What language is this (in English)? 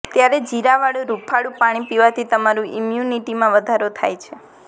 Gujarati